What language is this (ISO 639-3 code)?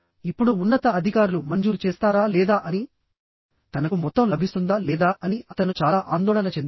tel